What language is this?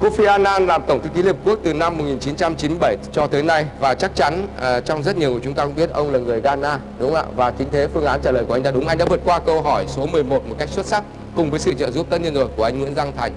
Vietnamese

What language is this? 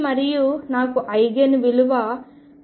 Telugu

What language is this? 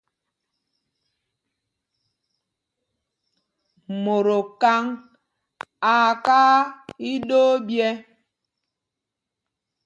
Mpumpong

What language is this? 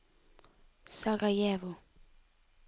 Norwegian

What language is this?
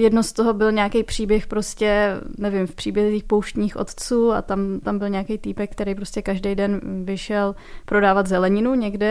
Czech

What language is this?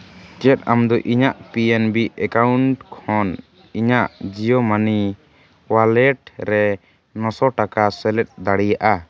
Santali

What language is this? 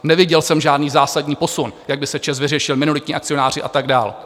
Czech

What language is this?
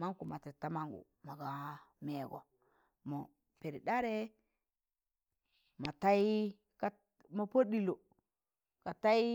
Tangale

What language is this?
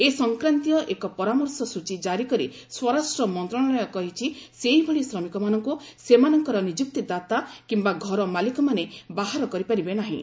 Odia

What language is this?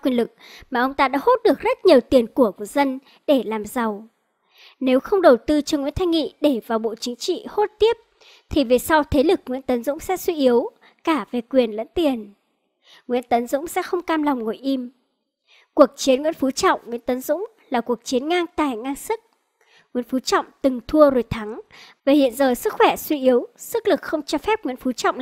Vietnamese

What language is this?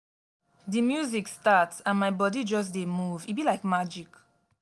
Nigerian Pidgin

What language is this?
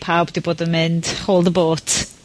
Welsh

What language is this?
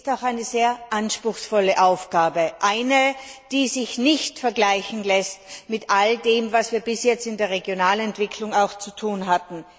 German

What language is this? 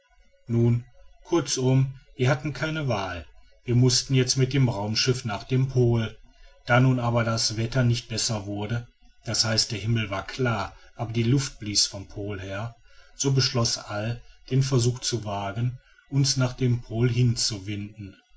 German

